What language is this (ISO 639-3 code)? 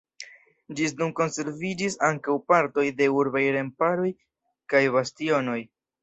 epo